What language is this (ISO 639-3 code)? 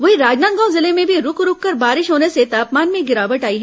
hin